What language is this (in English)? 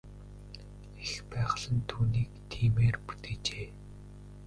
Mongolian